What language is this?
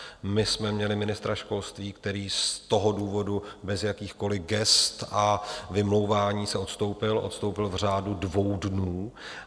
Czech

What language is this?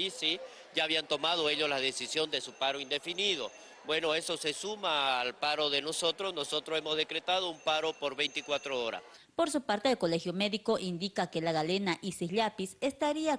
Spanish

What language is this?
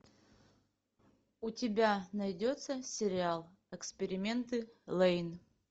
Russian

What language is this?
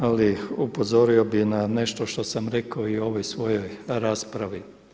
Croatian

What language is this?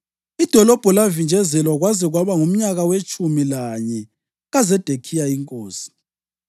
North Ndebele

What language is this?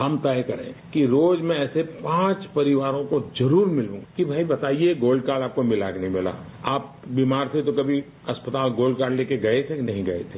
Hindi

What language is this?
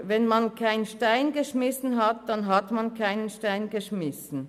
Swiss German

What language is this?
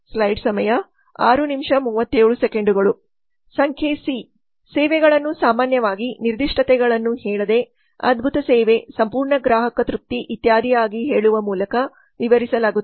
Kannada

